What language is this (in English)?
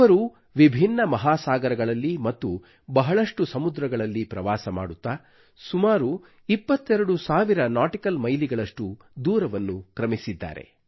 Kannada